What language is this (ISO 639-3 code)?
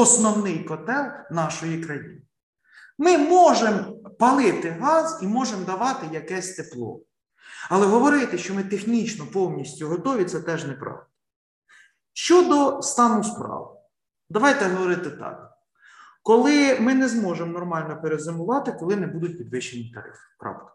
ukr